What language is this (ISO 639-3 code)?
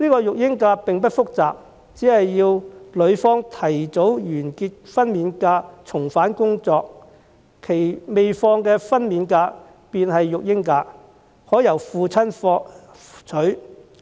yue